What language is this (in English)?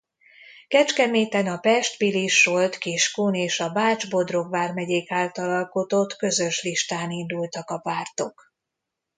Hungarian